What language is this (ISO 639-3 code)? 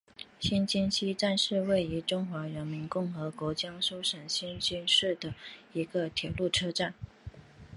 zho